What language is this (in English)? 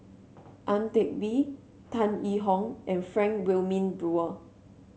English